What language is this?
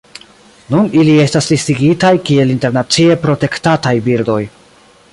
Esperanto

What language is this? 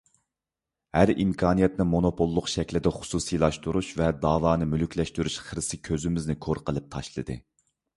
Uyghur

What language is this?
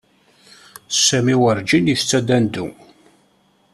Kabyle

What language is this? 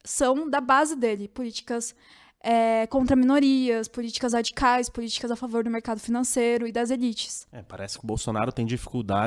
Portuguese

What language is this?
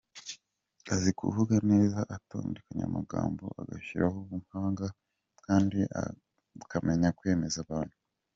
Kinyarwanda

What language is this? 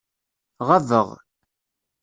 Kabyle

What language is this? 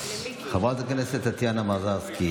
Hebrew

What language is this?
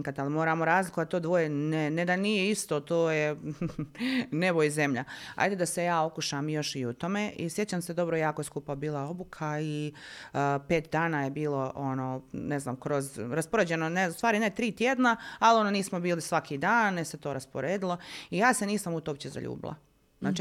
Croatian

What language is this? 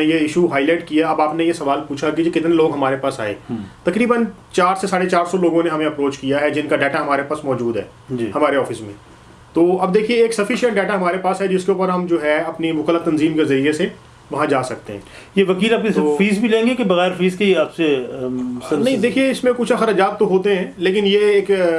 Urdu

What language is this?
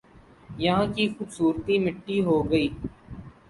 Urdu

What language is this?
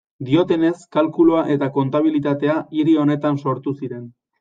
Basque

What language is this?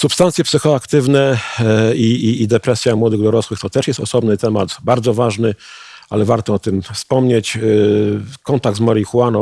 Polish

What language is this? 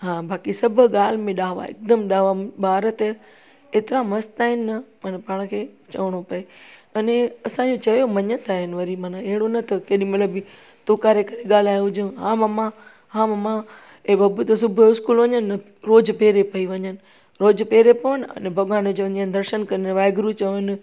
Sindhi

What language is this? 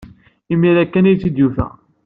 Kabyle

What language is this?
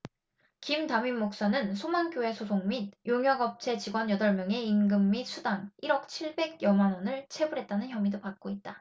Korean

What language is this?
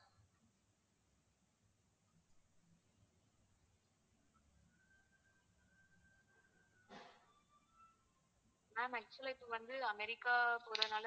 Tamil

